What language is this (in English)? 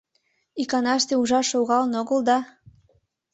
Mari